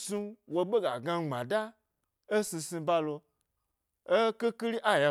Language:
Gbari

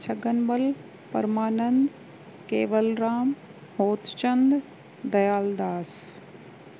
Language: Sindhi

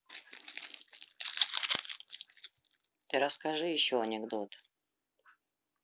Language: Russian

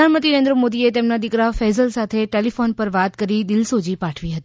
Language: Gujarati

